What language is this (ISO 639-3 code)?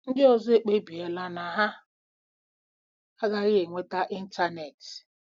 ibo